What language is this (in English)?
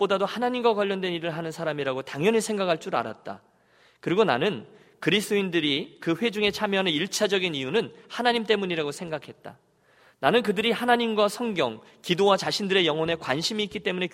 Korean